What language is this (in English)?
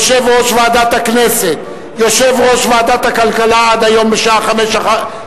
Hebrew